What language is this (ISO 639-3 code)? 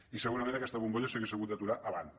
cat